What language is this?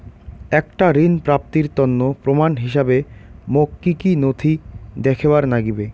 Bangla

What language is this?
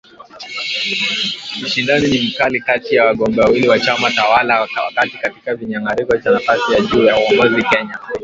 Swahili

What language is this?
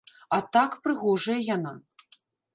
Belarusian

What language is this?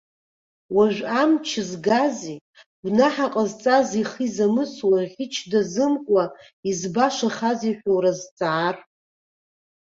Abkhazian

